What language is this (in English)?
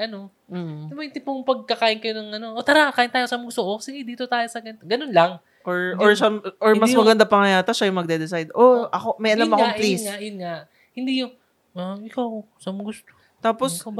Filipino